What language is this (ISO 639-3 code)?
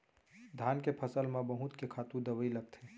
hne